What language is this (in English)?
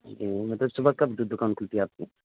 Urdu